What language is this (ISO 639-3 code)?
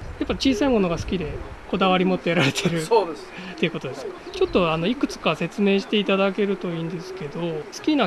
jpn